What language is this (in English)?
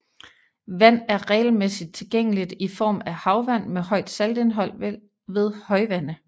Danish